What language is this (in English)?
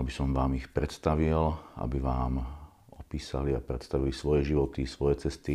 Slovak